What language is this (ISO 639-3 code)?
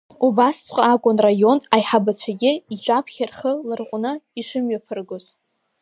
abk